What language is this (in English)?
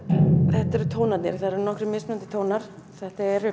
Icelandic